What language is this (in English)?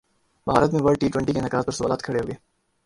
Urdu